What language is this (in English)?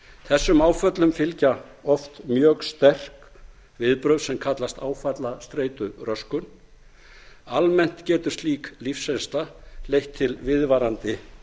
Icelandic